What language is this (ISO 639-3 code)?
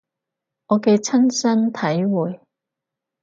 yue